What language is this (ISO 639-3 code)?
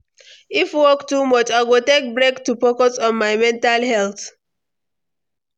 pcm